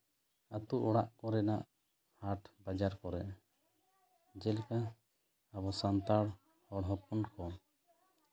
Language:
Santali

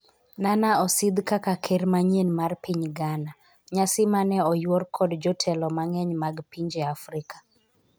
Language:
Luo (Kenya and Tanzania)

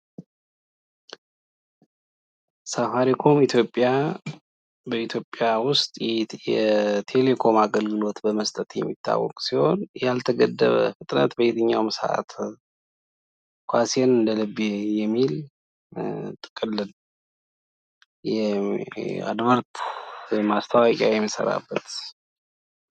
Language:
Amharic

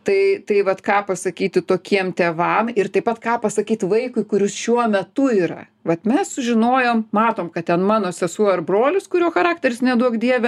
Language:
Lithuanian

